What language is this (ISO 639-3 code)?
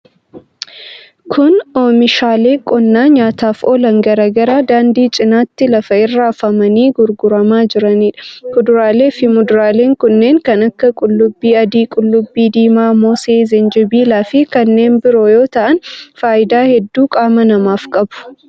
orm